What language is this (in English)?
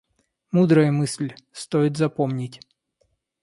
Russian